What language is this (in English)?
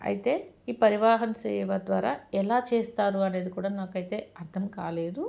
Telugu